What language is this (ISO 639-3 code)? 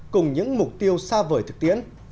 vie